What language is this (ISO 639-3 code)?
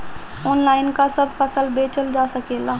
bho